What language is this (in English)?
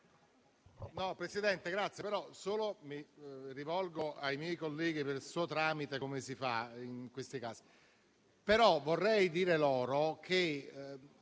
Italian